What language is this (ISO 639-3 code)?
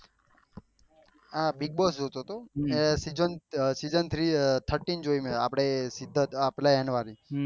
guj